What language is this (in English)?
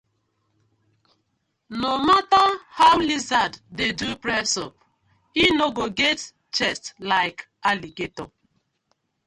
Nigerian Pidgin